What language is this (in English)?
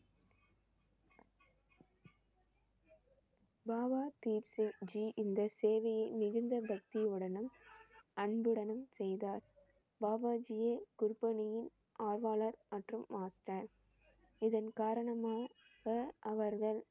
Tamil